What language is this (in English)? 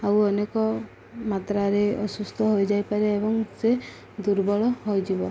Odia